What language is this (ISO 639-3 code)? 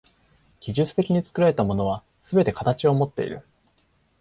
jpn